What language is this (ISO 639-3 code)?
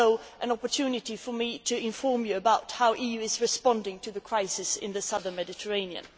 eng